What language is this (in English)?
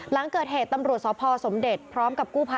Thai